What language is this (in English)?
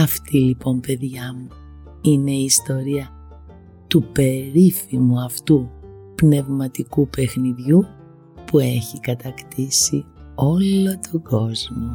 Greek